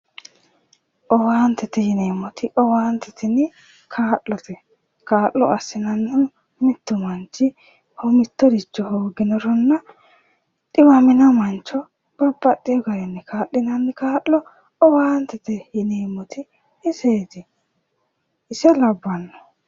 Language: Sidamo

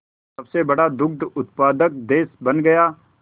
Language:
Hindi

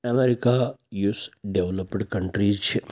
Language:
Kashmiri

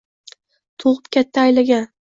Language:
Uzbek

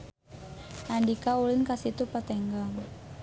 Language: Sundanese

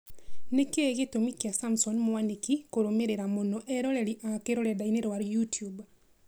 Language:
Kikuyu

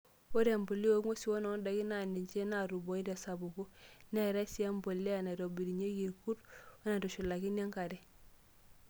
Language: Masai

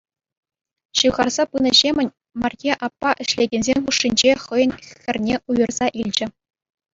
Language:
Chuvash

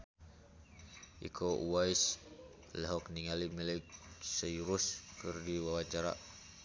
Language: Sundanese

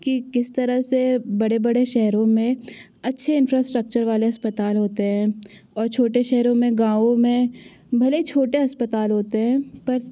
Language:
Hindi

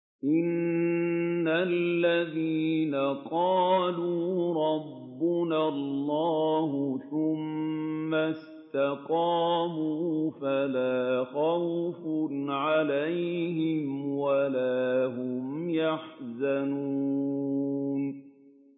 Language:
Arabic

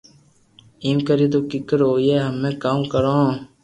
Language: Loarki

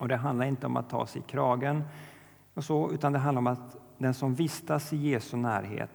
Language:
Swedish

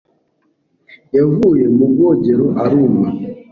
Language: Kinyarwanda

